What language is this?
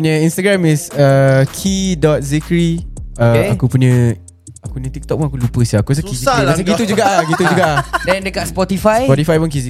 Malay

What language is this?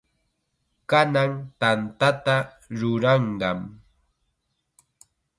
Chiquián Ancash Quechua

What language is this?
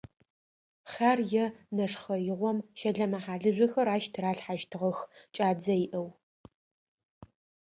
Adyghe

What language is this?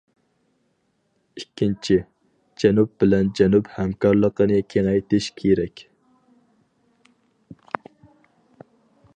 Uyghur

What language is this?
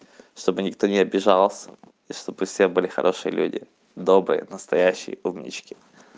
Russian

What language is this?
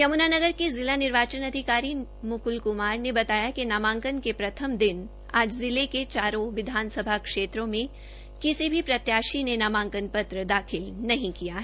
Hindi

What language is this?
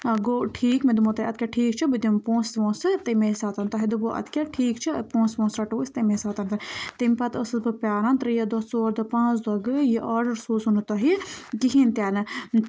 Kashmiri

